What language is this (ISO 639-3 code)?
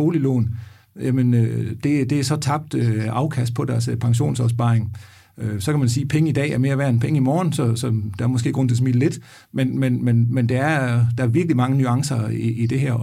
dan